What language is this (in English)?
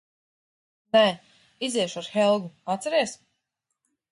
Latvian